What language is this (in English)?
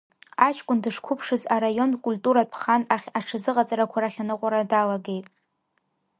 Abkhazian